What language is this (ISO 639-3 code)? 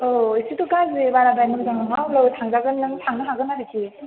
brx